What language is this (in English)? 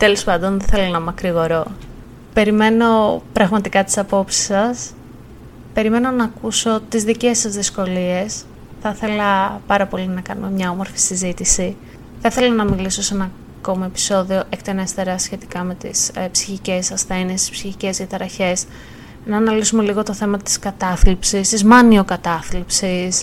Greek